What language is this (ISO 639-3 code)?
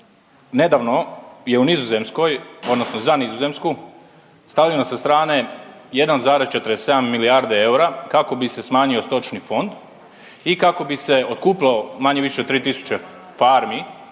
hrv